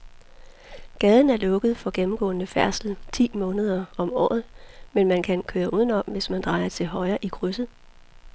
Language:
Danish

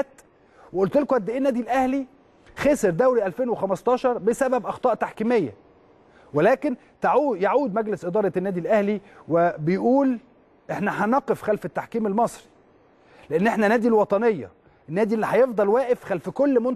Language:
Arabic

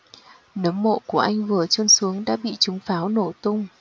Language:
Vietnamese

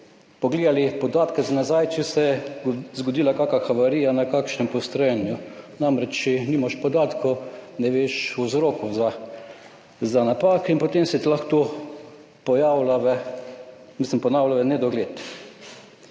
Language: Slovenian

